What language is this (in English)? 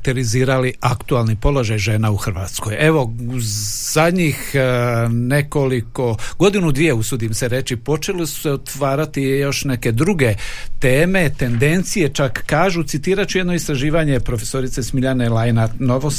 Croatian